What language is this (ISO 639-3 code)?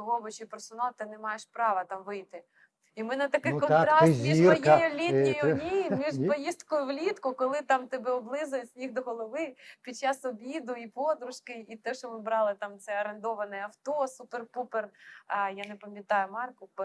ukr